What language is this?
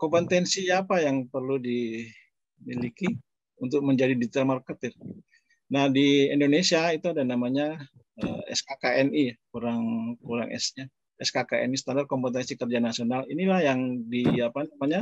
Indonesian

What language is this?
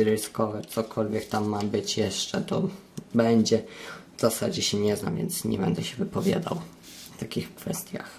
Polish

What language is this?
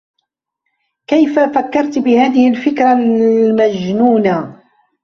Arabic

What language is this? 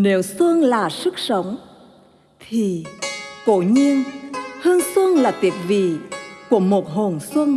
Vietnamese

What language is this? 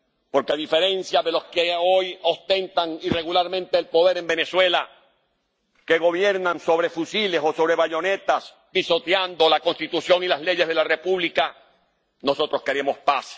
Spanish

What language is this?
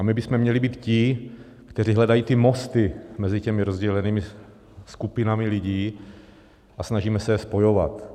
Czech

